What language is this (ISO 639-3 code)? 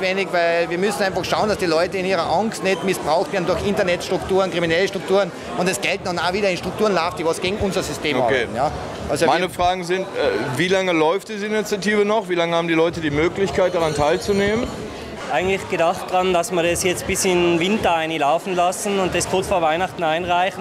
deu